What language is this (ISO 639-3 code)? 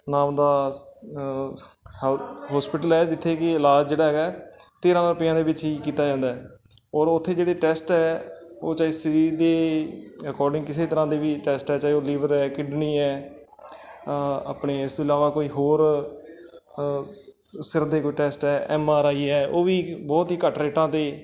pan